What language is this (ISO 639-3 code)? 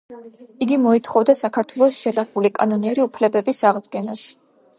kat